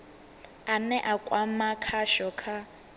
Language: Venda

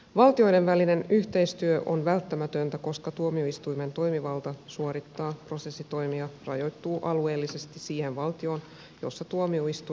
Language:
Finnish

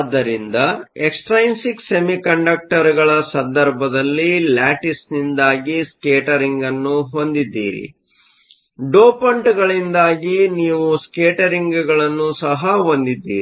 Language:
Kannada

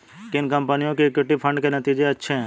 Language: Hindi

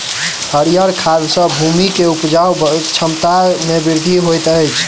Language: Maithili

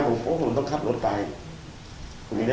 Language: Thai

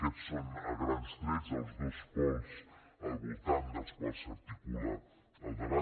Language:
Catalan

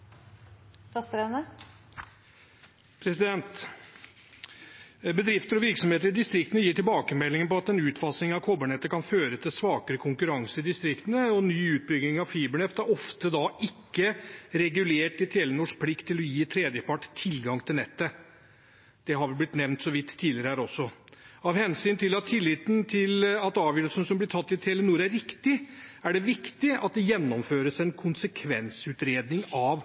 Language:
Norwegian Bokmål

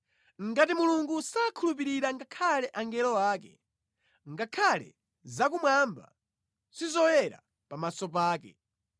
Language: Nyanja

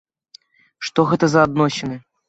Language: Belarusian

